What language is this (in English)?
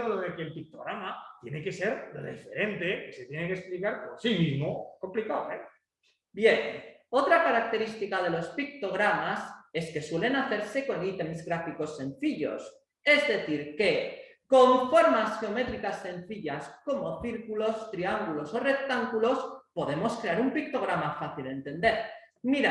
Spanish